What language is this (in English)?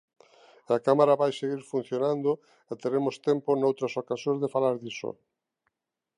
Galician